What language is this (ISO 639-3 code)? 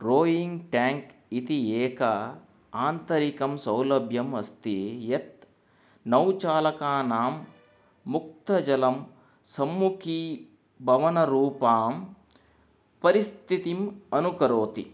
san